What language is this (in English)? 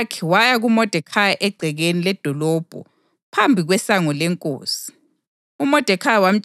North Ndebele